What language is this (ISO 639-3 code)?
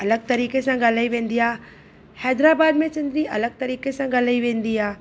snd